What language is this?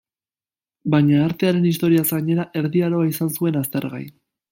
Basque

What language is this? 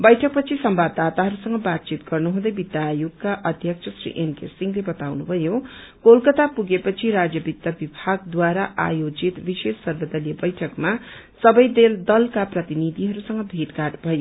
Nepali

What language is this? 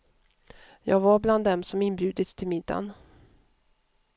Swedish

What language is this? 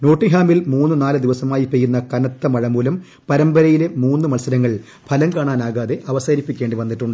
Malayalam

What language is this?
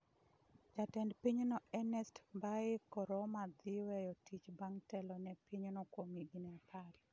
Luo (Kenya and Tanzania)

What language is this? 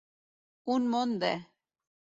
Catalan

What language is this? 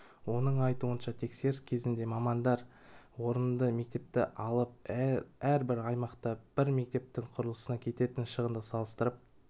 Kazakh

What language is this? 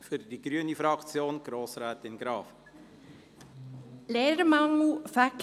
Swiss German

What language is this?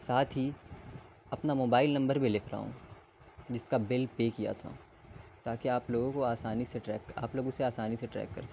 Urdu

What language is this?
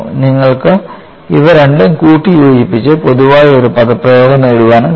Malayalam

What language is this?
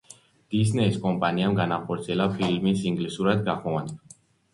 Georgian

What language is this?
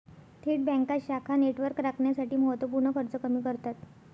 Marathi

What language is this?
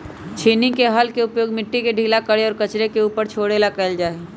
Magahi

